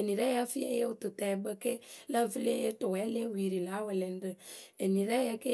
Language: Akebu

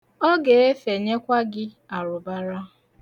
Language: Igbo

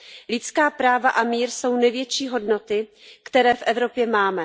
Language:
Czech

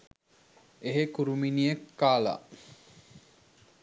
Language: Sinhala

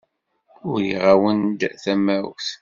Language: Kabyle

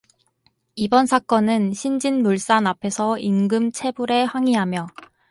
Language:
Korean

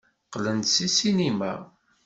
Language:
Kabyle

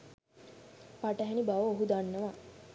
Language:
Sinhala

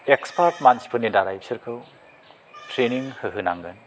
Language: Bodo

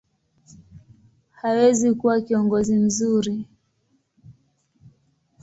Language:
Swahili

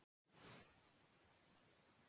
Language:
Icelandic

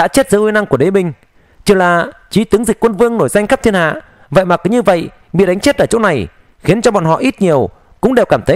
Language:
Vietnamese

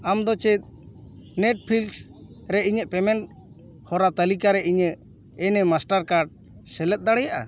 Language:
Santali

